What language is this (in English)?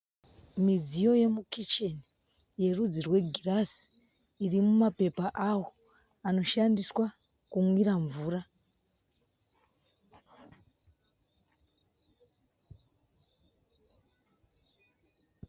Shona